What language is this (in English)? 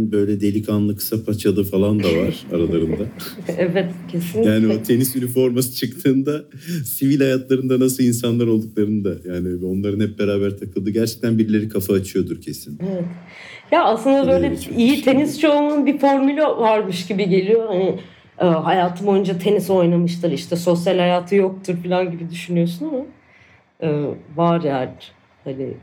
Turkish